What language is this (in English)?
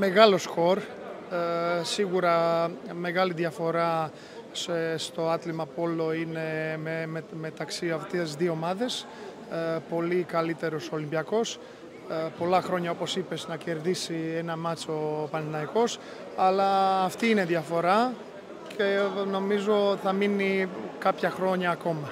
Greek